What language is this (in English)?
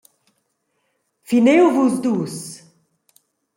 Romansh